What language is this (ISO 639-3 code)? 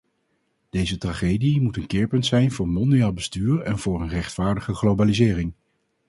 nld